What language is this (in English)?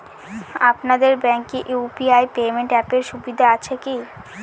Bangla